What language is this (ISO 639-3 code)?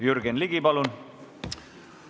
est